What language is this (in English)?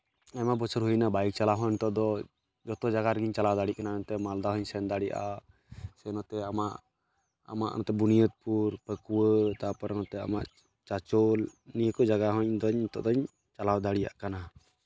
Santali